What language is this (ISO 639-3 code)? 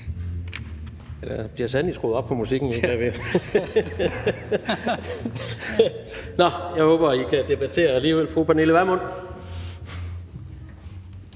dan